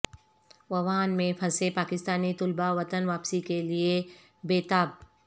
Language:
Urdu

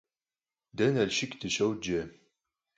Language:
Kabardian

